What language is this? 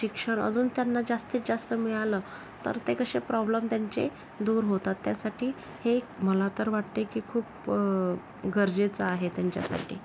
Marathi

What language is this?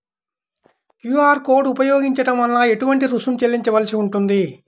Telugu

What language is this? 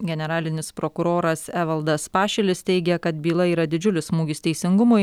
Lithuanian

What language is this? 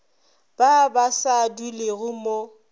Northern Sotho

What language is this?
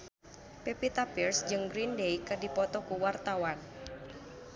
Sundanese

